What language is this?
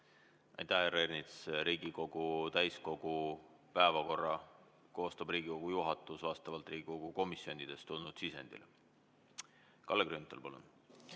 Estonian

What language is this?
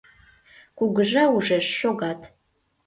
Mari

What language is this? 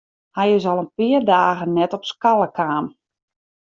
Western Frisian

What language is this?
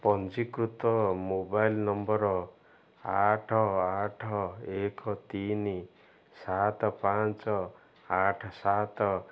Odia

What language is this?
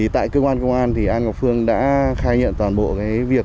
Vietnamese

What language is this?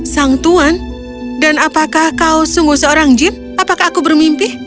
Indonesian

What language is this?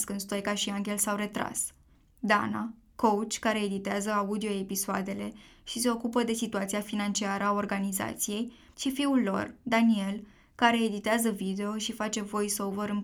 Romanian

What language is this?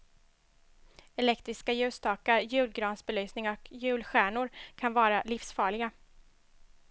Swedish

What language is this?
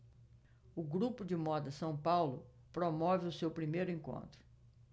Portuguese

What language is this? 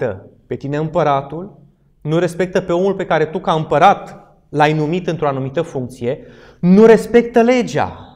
Romanian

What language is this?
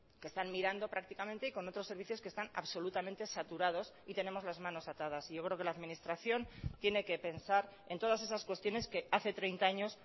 Spanish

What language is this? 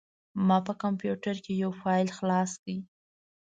Pashto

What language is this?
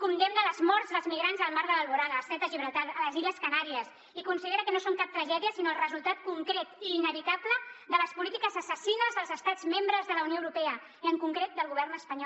Catalan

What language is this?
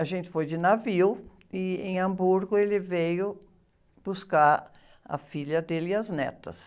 Portuguese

